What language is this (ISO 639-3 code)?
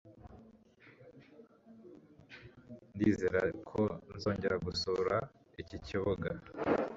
kin